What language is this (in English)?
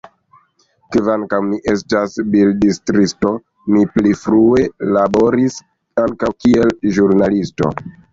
Esperanto